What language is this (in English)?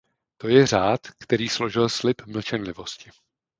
Czech